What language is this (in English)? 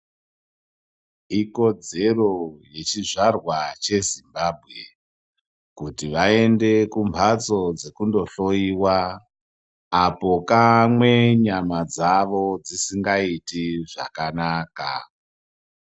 Ndau